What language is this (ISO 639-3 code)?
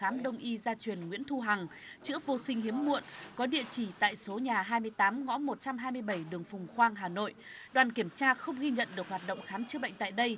vie